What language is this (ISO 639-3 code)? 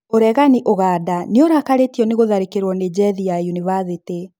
kik